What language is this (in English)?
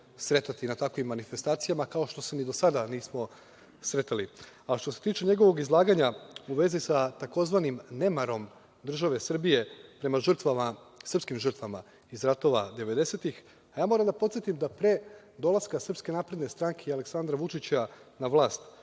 Serbian